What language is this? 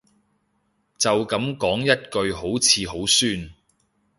Cantonese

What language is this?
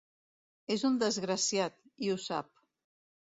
Catalan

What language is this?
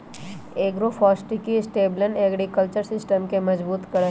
Magahi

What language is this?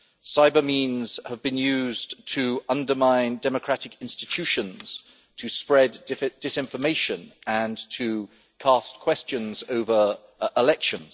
English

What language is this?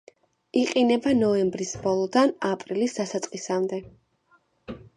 Georgian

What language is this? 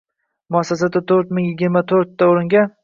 Uzbek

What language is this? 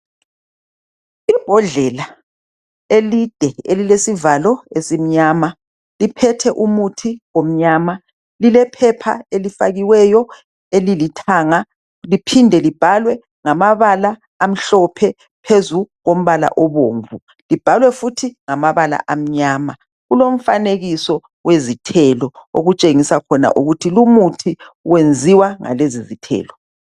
North Ndebele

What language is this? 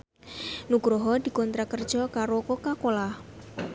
Javanese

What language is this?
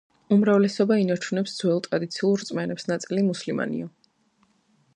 Georgian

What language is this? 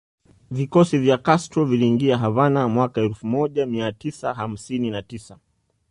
Swahili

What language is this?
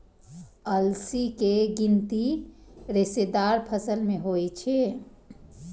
Maithili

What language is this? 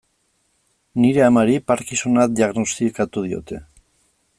Basque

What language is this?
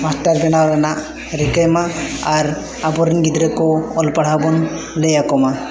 Santali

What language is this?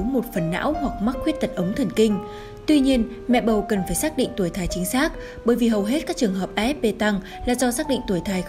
Vietnamese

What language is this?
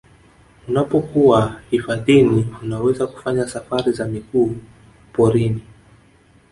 Swahili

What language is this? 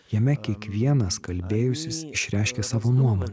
Lithuanian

